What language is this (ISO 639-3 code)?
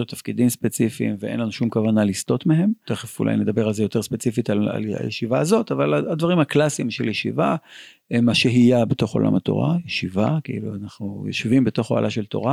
heb